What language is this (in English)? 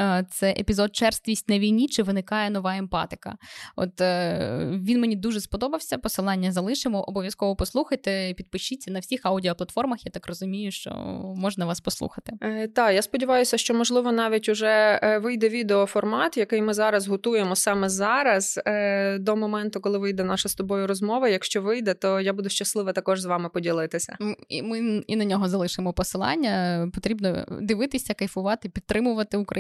Ukrainian